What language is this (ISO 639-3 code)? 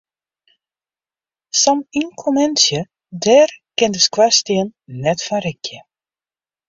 fry